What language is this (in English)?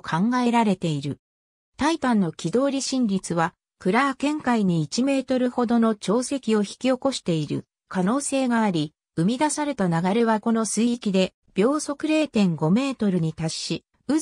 Japanese